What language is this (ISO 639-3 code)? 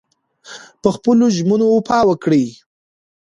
pus